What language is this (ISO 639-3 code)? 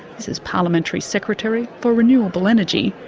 eng